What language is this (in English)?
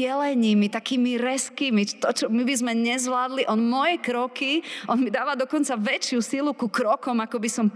Slovak